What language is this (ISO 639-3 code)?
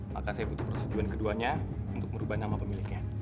ind